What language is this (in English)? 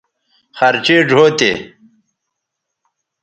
Bateri